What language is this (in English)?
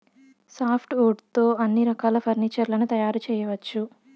Telugu